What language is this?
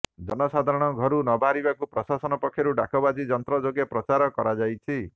Odia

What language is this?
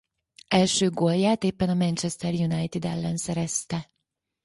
Hungarian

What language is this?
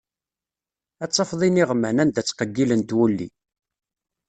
Kabyle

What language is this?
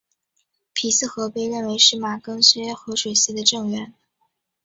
Chinese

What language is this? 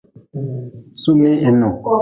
Nawdm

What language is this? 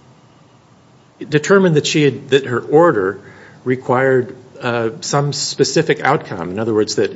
English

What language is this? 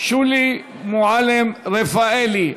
Hebrew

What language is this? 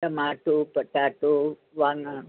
Sindhi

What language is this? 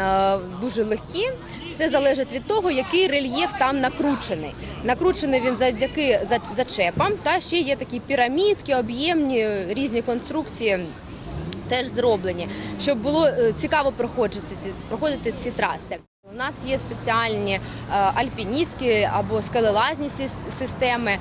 Ukrainian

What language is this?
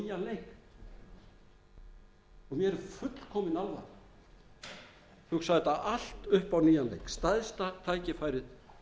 Icelandic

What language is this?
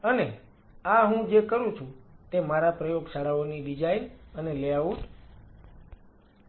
Gujarati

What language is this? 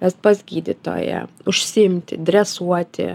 Lithuanian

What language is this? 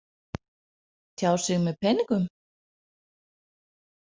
Icelandic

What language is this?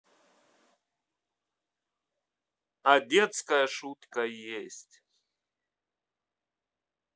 Russian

